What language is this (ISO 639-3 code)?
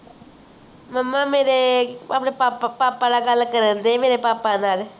pan